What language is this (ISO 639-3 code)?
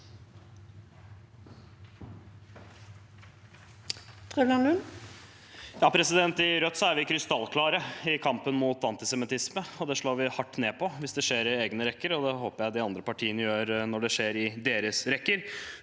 nor